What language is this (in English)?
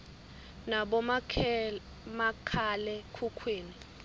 Swati